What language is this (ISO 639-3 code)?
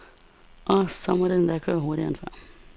dan